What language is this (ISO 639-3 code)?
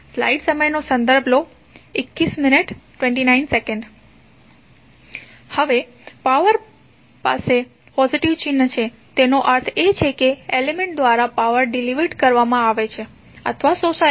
guj